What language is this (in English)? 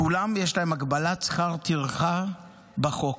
Hebrew